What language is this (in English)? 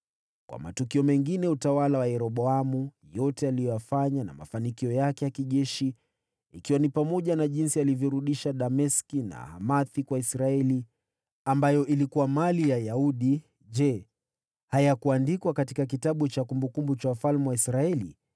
Swahili